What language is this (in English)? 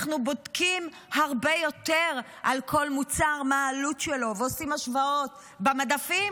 Hebrew